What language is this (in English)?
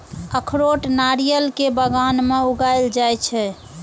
Maithili